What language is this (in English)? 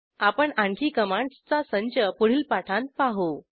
Marathi